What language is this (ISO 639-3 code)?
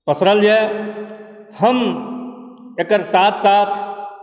mai